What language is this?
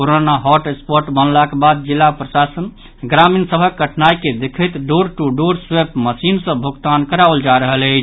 Maithili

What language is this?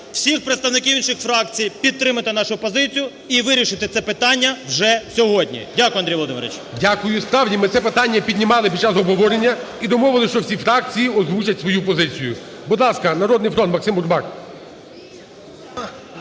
Ukrainian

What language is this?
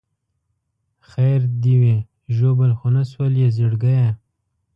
Pashto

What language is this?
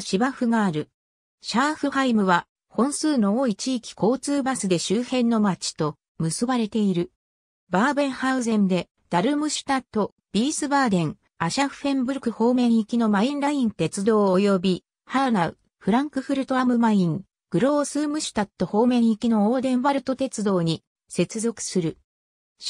Japanese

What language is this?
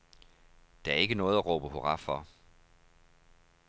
Danish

